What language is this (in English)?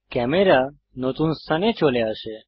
Bangla